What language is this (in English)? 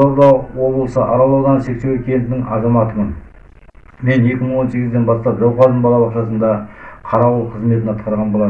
Kazakh